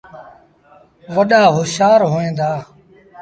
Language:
Sindhi Bhil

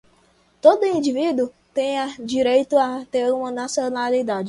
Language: Portuguese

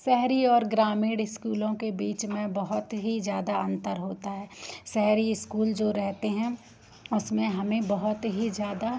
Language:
Hindi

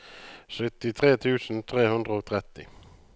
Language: Norwegian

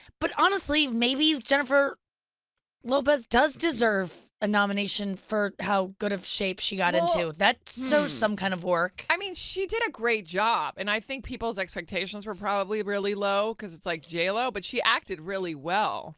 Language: English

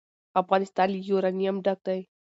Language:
Pashto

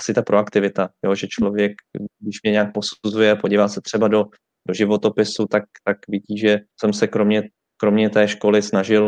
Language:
Czech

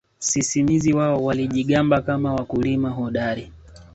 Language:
Swahili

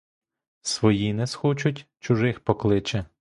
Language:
Ukrainian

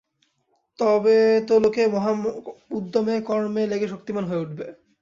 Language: Bangla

